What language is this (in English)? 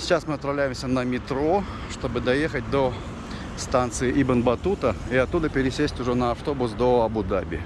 Russian